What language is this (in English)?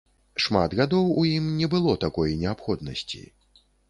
Belarusian